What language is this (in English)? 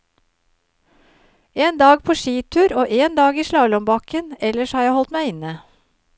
Norwegian